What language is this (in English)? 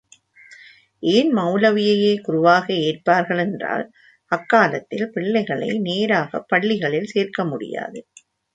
Tamil